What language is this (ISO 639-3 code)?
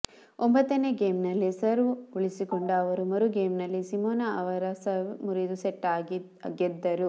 kan